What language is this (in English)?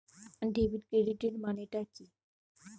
Bangla